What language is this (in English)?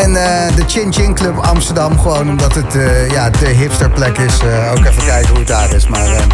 Dutch